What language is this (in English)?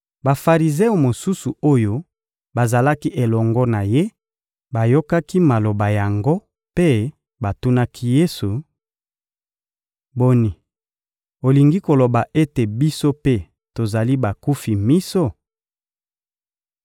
Lingala